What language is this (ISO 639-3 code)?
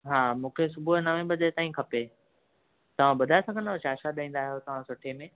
snd